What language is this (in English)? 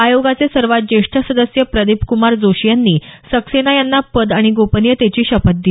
Marathi